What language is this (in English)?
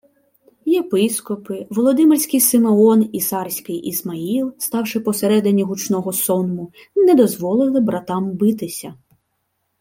Ukrainian